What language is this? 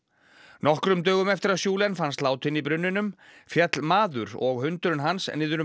Icelandic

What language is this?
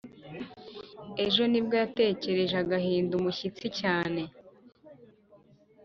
Kinyarwanda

